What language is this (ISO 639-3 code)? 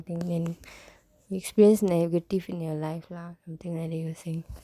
eng